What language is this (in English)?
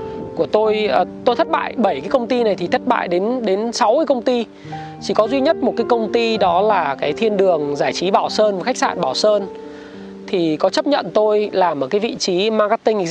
Vietnamese